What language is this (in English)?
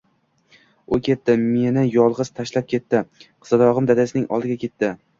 Uzbek